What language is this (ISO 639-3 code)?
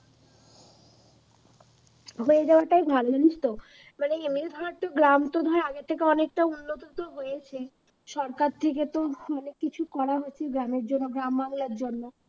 ben